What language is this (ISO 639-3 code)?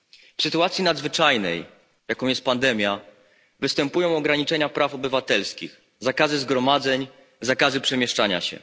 pol